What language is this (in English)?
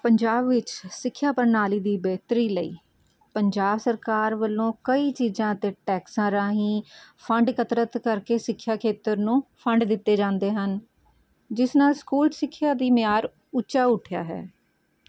Punjabi